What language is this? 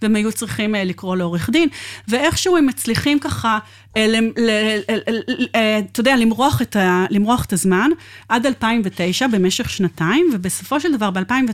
Hebrew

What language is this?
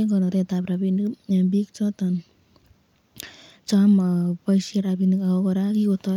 Kalenjin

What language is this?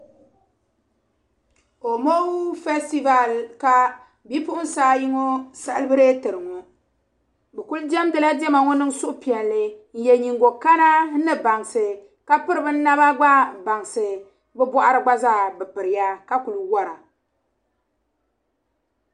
Dagbani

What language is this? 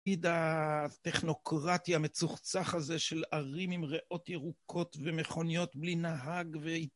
Hebrew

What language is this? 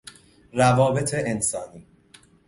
Persian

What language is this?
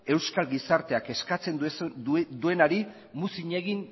Basque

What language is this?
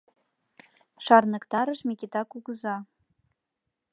Mari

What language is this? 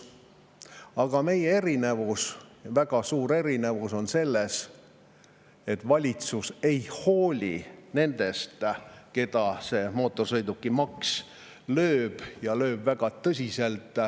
Estonian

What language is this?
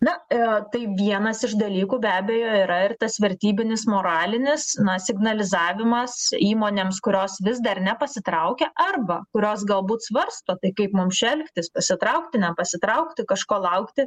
Lithuanian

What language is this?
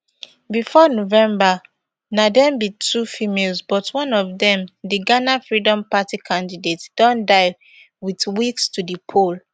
Nigerian Pidgin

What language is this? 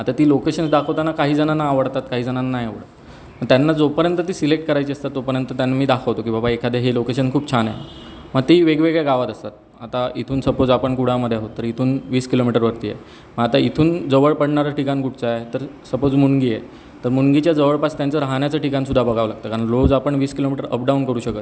Marathi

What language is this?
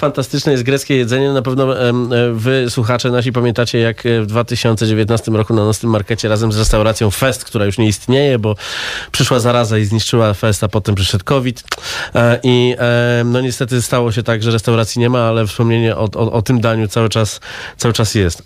Polish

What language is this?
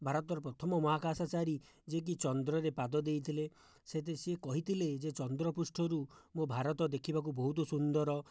Odia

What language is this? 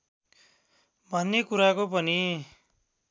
Nepali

